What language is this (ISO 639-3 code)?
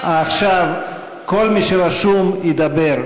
heb